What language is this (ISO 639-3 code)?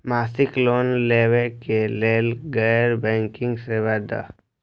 mai